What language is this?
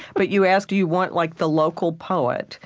English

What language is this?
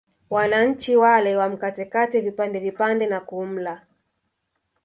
Swahili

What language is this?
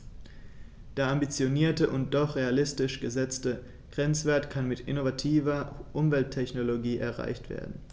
German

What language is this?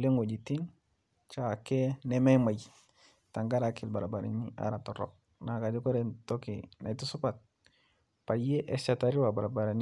Masai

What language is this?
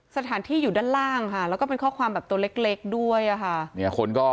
Thai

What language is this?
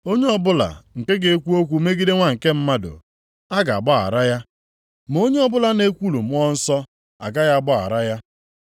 Igbo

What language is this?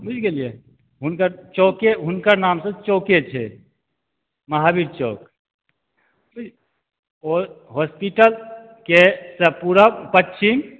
Maithili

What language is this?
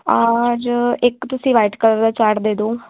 Punjabi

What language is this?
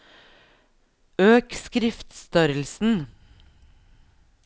Norwegian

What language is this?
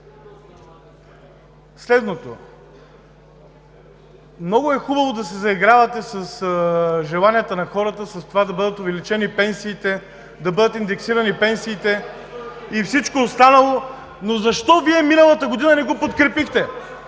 Bulgarian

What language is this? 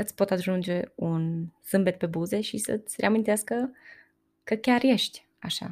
Romanian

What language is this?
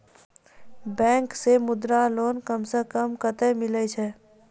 Maithili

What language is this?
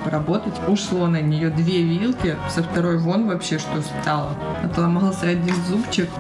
Russian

